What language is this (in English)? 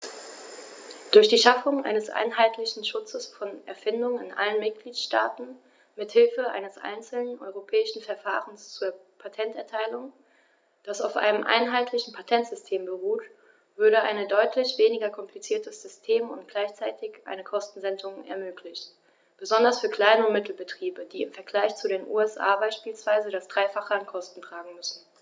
German